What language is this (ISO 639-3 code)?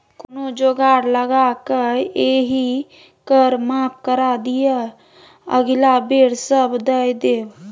mai